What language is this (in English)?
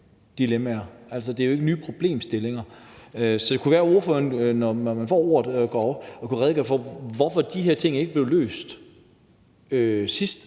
Danish